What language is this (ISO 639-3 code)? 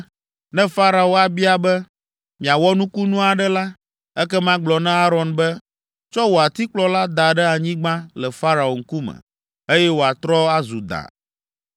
ewe